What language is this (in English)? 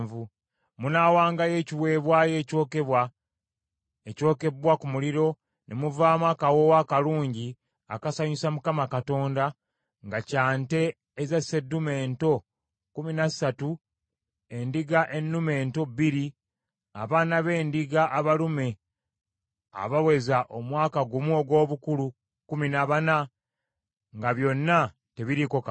Ganda